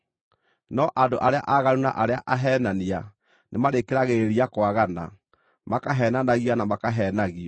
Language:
Kikuyu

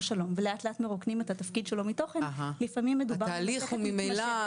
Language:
Hebrew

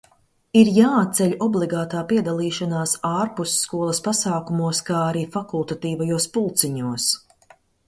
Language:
Latvian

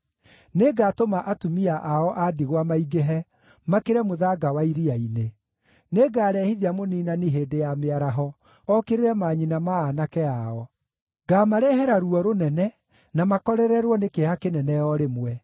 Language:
Kikuyu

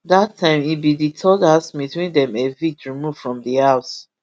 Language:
Nigerian Pidgin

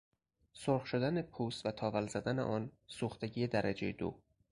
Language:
Persian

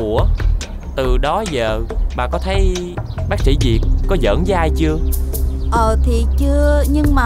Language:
Vietnamese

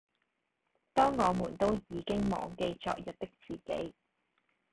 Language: Cantonese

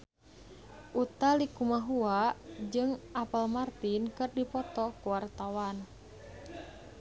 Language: Sundanese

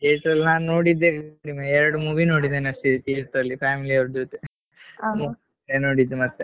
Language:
Kannada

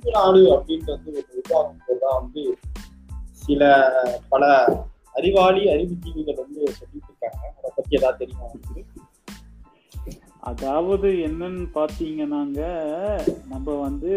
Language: Tamil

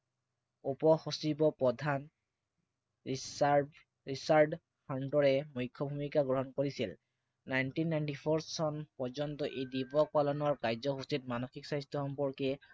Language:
Assamese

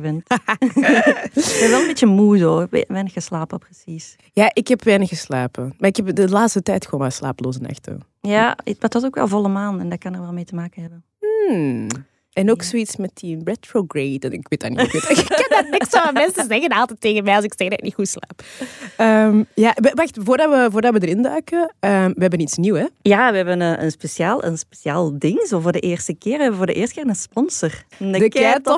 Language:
Dutch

